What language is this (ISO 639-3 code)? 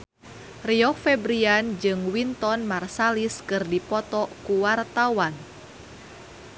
sun